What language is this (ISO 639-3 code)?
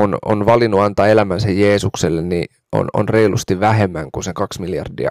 fin